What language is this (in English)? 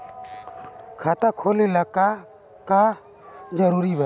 Bhojpuri